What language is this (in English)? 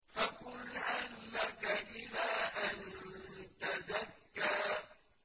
Arabic